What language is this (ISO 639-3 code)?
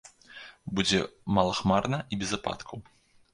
bel